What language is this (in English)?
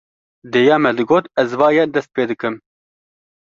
Kurdish